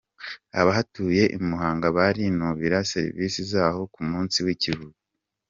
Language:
Kinyarwanda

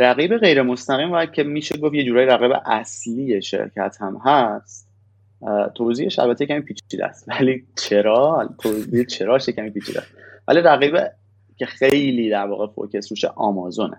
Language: Persian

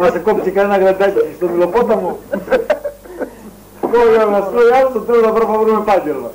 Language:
Greek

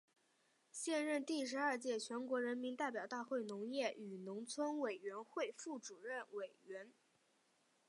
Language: Chinese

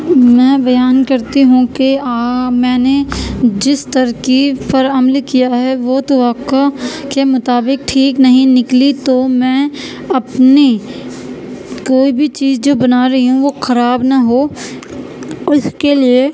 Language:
Urdu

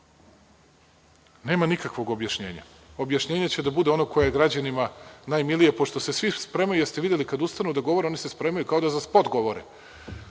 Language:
Serbian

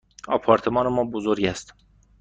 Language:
Persian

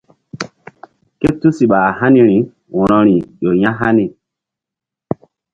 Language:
Mbum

